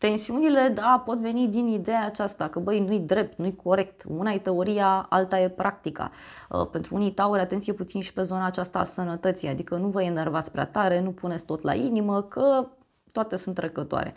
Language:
Romanian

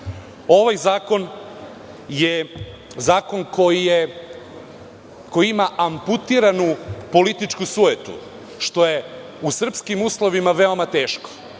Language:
Serbian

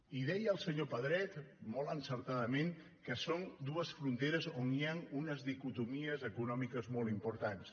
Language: Catalan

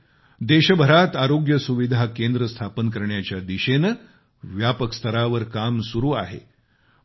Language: Marathi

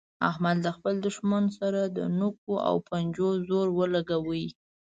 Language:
Pashto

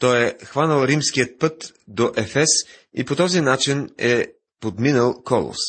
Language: Bulgarian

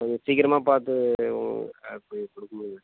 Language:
Tamil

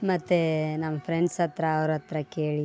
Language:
Kannada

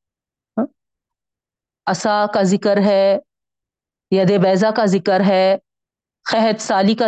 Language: Urdu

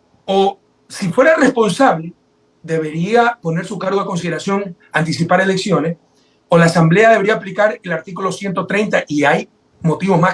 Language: Spanish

